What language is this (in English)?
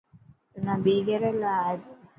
Dhatki